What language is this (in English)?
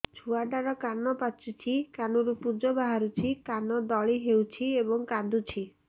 Odia